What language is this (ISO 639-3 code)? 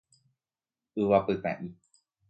grn